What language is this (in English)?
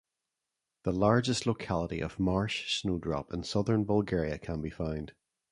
English